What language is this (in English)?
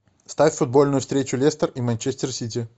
Russian